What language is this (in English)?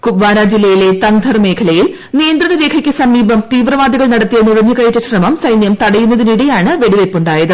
Malayalam